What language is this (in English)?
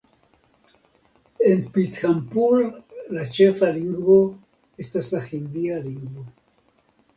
Esperanto